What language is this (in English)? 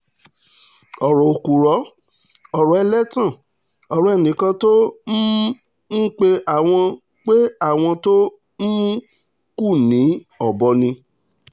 Yoruba